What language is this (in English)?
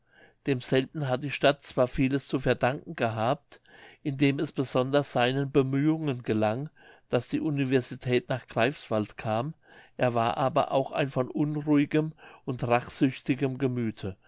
German